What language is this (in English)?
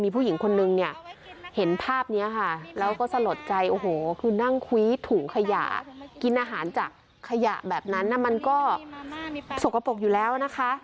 Thai